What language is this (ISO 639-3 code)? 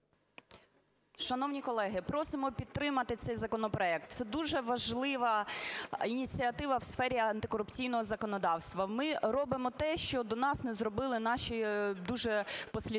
ukr